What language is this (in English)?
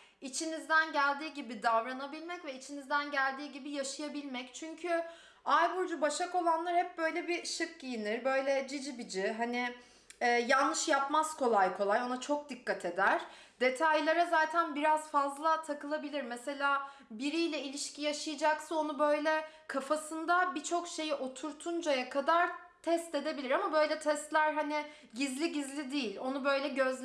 Turkish